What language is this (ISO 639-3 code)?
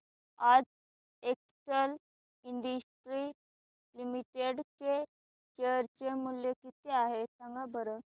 mar